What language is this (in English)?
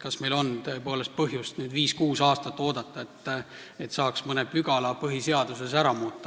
Estonian